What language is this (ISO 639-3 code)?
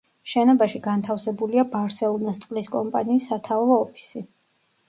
kat